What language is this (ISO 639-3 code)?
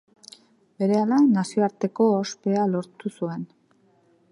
eus